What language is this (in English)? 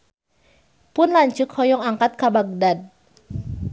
Sundanese